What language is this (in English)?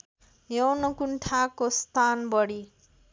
Nepali